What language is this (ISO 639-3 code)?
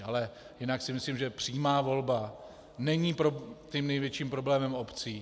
ces